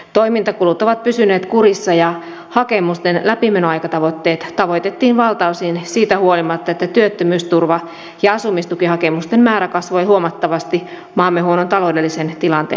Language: Finnish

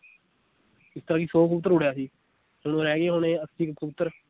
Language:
Punjabi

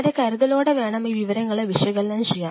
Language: Malayalam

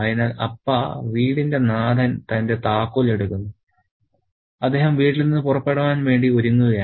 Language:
Malayalam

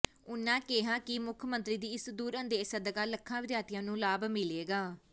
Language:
Punjabi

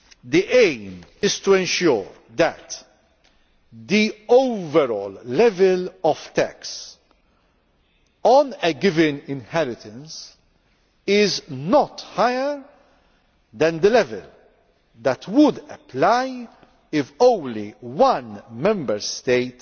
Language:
English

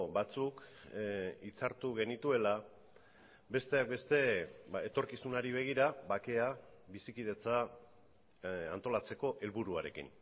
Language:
Basque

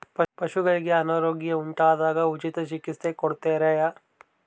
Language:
Kannada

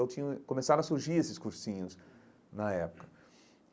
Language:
Portuguese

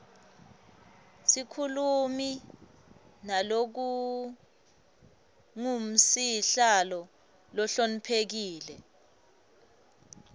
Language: Swati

